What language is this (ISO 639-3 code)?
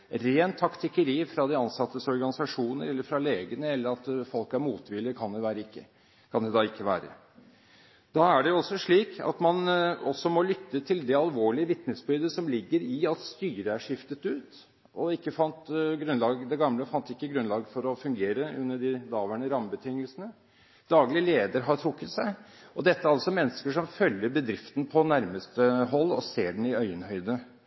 nob